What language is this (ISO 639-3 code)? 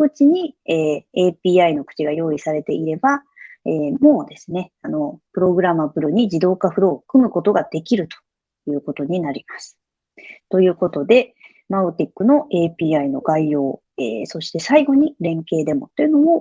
jpn